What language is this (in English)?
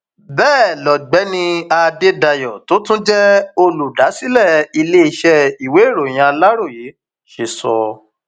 Yoruba